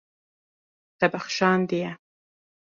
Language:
Kurdish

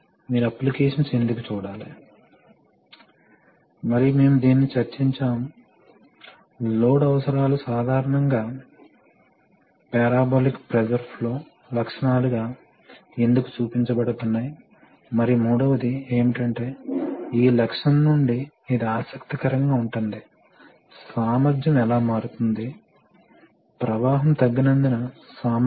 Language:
Telugu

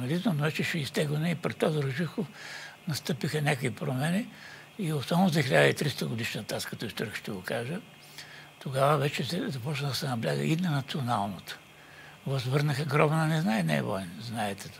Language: Bulgarian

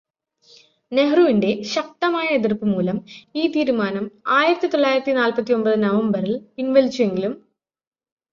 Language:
Malayalam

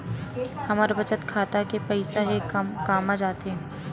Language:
Chhattisgarhi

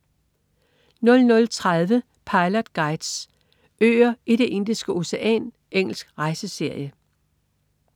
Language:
Danish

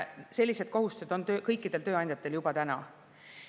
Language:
Estonian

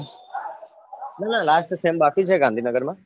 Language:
Gujarati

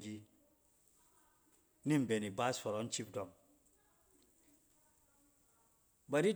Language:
Cen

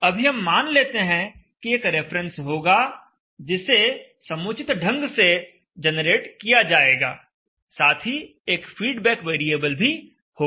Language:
Hindi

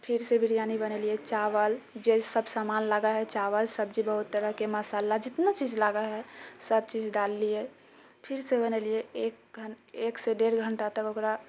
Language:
Maithili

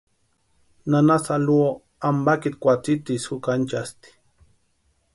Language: Western Highland Purepecha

